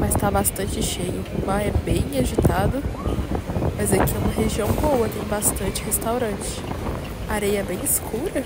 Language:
Portuguese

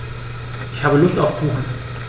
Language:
German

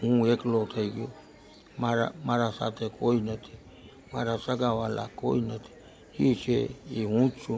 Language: Gujarati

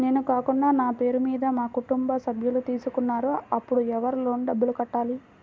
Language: Telugu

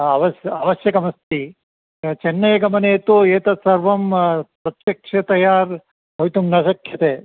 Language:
Sanskrit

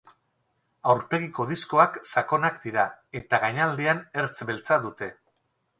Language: Basque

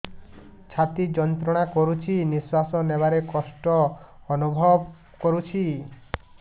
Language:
Odia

